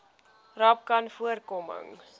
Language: Afrikaans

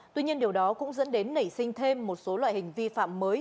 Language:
Vietnamese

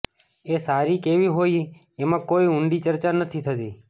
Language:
Gujarati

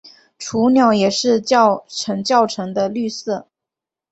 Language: Chinese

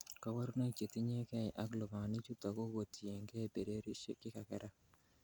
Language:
Kalenjin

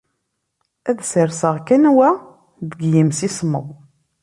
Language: Kabyle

